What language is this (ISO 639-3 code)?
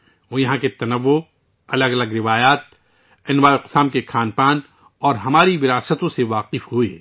urd